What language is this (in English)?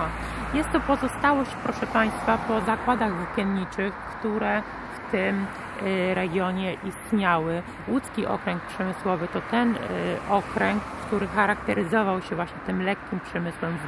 Polish